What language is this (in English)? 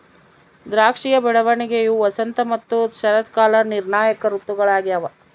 Kannada